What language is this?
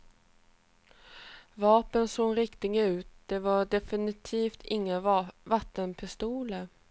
Swedish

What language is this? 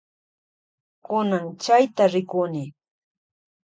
Loja Highland Quichua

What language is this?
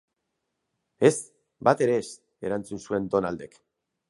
Basque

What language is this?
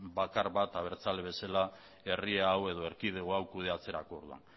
Basque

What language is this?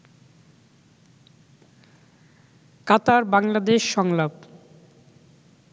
Bangla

